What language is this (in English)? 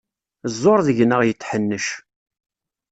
Kabyle